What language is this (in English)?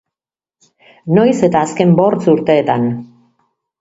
Basque